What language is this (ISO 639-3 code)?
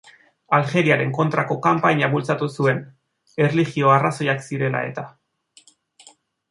eus